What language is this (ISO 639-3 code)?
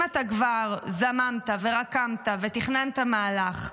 heb